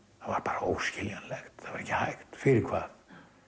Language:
Icelandic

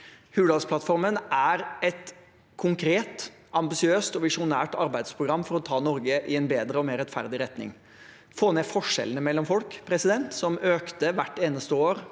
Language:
Norwegian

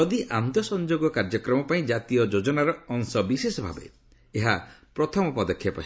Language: Odia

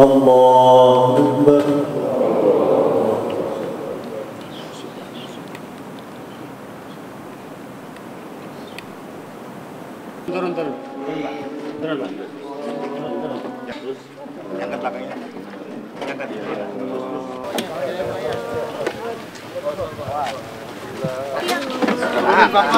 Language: Indonesian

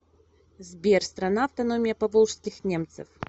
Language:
Russian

